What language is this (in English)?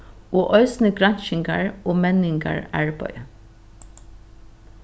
Faroese